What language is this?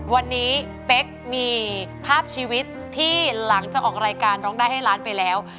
Thai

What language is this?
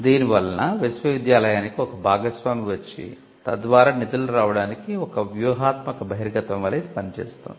Telugu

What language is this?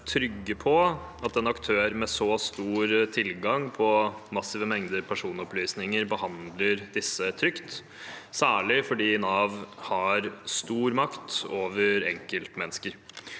Norwegian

